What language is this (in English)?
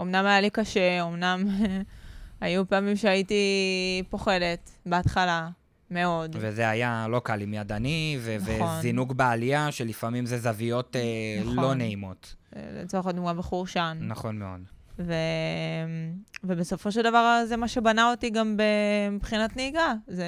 Hebrew